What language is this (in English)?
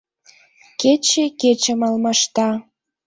Mari